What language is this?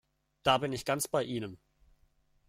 German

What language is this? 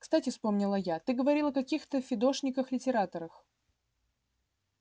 Russian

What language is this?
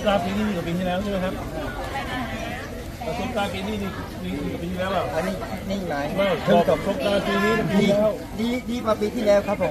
Thai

